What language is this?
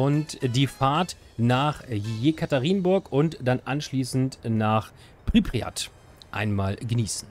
German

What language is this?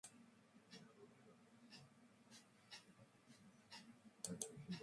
Georgian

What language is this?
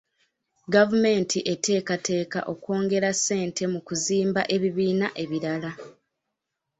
Ganda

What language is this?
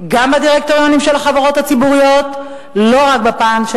Hebrew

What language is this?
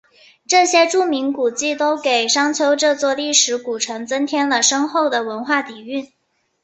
Chinese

